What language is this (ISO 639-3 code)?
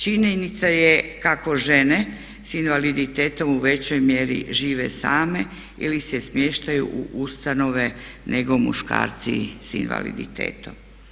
hrv